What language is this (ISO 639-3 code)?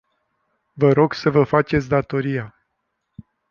ron